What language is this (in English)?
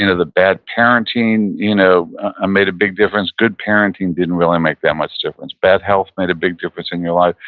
English